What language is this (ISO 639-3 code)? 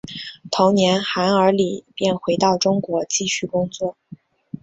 zho